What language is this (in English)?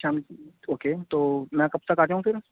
Urdu